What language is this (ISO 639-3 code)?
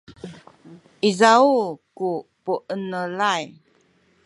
szy